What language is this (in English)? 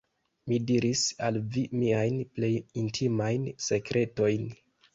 Esperanto